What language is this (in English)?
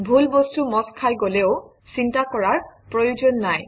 Assamese